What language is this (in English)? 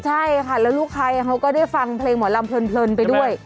Thai